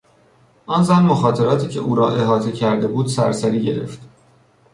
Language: Persian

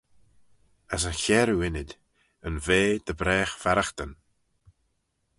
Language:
Manx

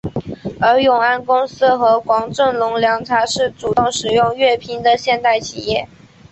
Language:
Chinese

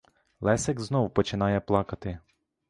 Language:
Ukrainian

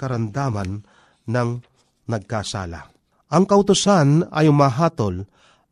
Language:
Filipino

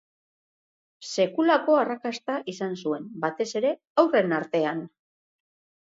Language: Basque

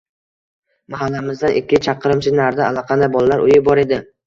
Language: Uzbek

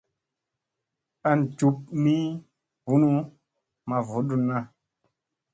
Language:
Musey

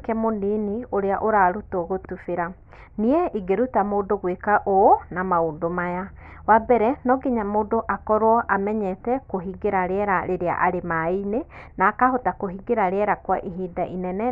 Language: Kikuyu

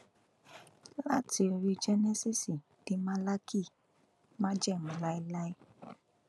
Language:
Yoruba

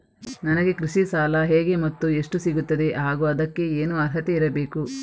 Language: Kannada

